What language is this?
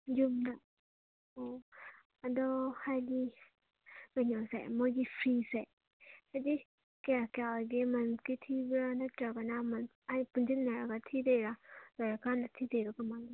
Manipuri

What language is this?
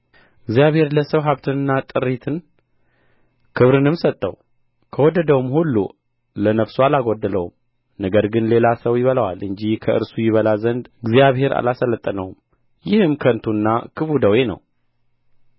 Amharic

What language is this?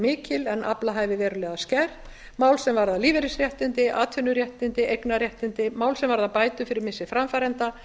Icelandic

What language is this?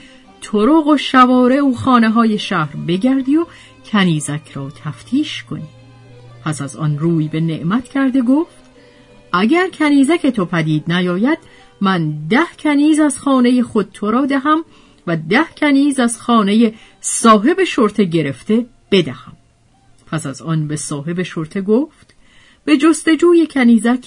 Persian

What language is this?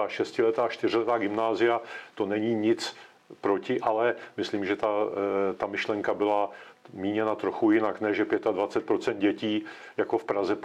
Czech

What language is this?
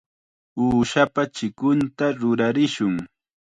Chiquián Ancash Quechua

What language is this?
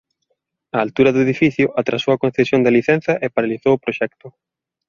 Galician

